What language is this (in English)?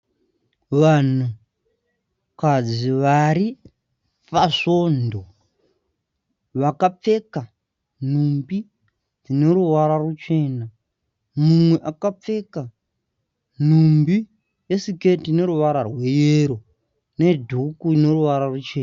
Shona